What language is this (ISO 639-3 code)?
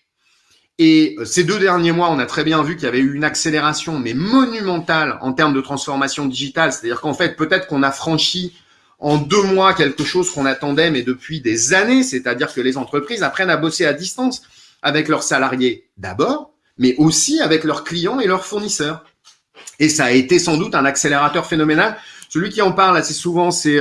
fra